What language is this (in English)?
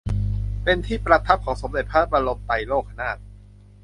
Thai